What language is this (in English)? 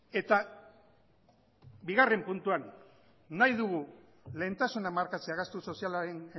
Basque